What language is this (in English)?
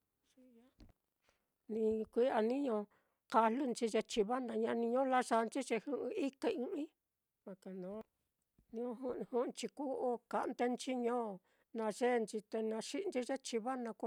Mitlatongo Mixtec